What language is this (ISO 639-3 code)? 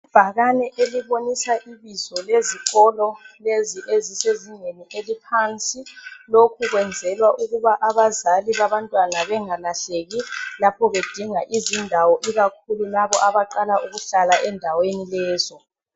nde